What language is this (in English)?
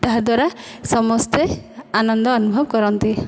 Odia